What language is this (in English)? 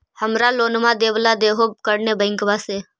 Magahi